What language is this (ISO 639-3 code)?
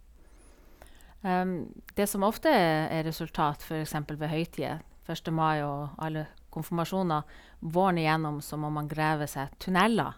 nor